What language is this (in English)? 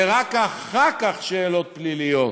Hebrew